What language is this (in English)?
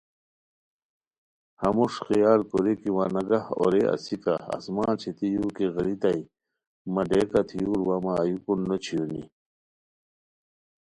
Khowar